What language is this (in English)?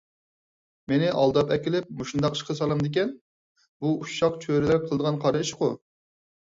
Uyghur